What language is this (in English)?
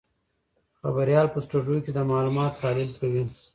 Pashto